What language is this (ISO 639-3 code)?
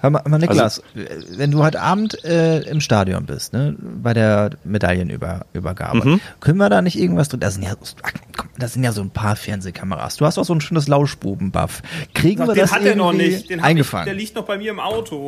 deu